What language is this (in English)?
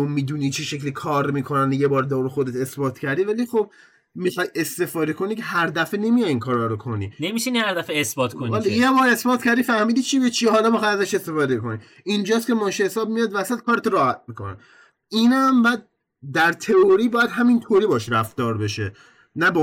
Persian